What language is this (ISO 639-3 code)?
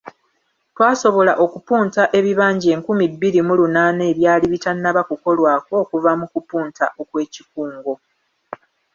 lug